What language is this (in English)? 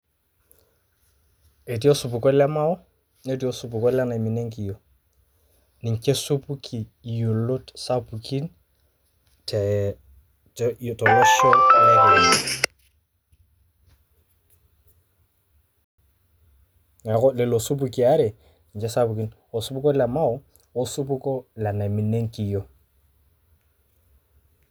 Masai